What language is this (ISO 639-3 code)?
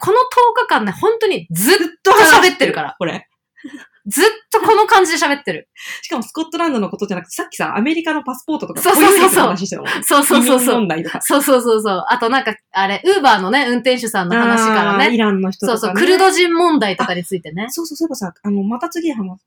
jpn